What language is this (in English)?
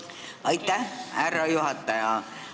Estonian